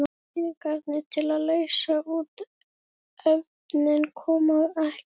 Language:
Icelandic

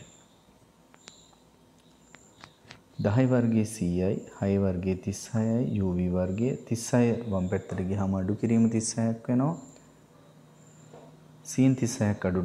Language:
English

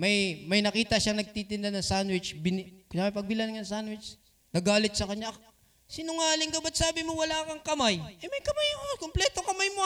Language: Filipino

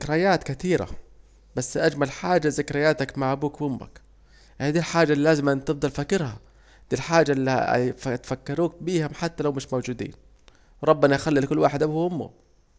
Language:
Saidi Arabic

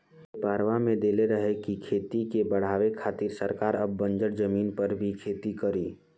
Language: Bhojpuri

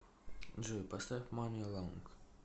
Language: Russian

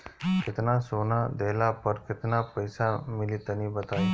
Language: Bhojpuri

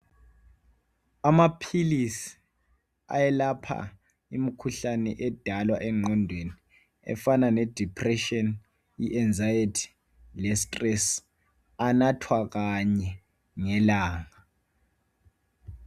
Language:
North Ndebele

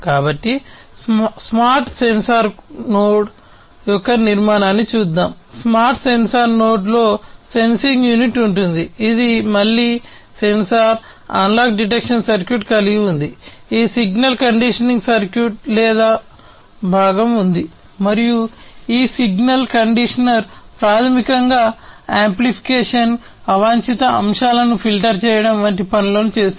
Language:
Telugu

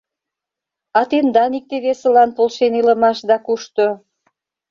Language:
Mari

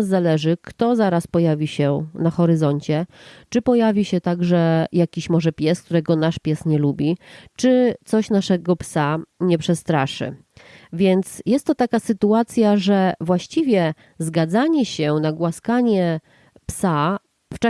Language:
Polish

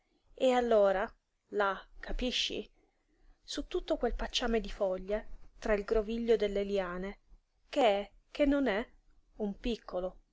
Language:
Italian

